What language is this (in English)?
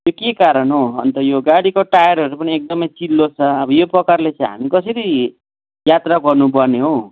Nepali